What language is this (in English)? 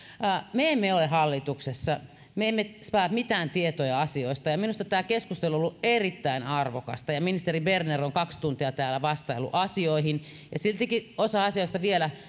Finnish